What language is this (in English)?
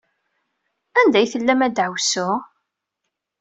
Kabyle